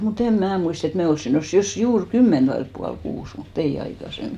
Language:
Finnish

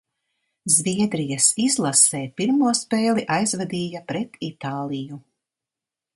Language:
Latvian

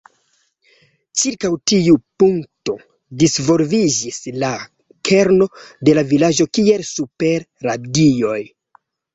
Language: Esperanto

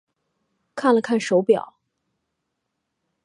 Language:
Chinese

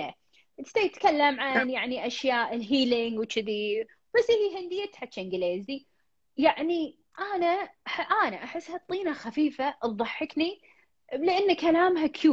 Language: Arabic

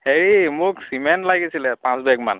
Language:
Assamese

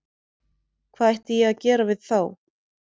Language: Icelandic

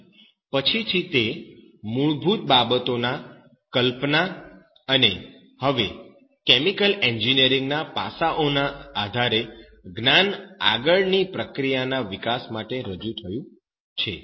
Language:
Gujarati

